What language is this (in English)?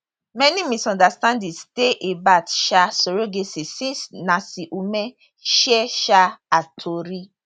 Nigerian Pidgin